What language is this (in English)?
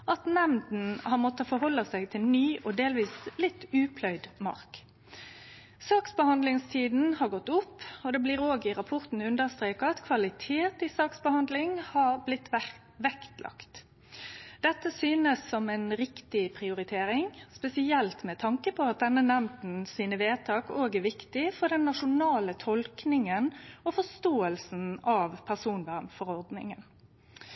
Norwegian Nynorsk